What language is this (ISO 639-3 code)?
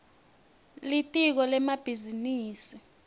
ssw